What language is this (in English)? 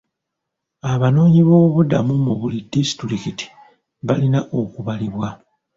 Ganda